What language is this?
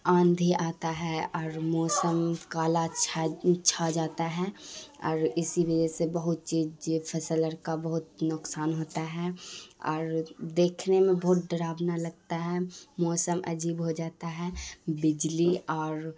Urdu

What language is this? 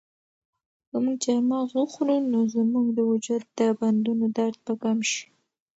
Pashto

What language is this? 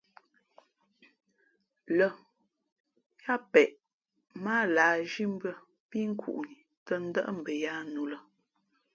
Fe'fe'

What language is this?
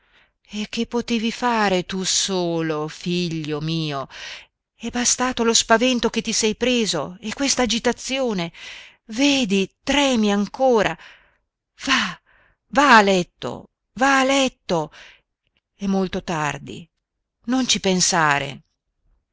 Italian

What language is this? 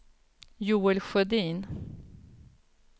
Swedish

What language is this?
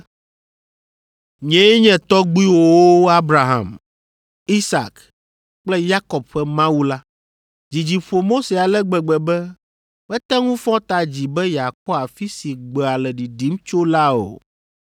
Ewe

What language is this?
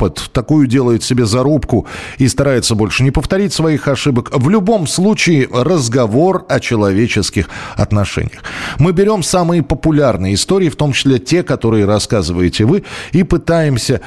Russian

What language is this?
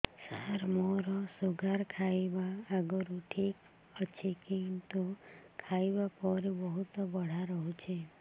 Odia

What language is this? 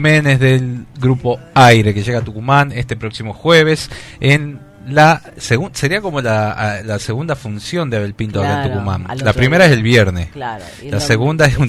Spanish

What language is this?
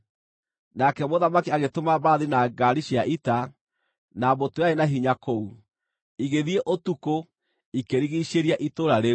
Kikuyu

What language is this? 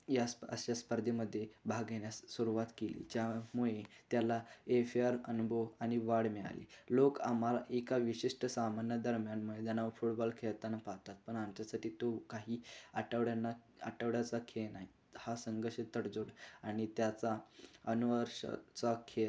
Marathi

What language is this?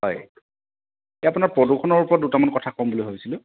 Assamese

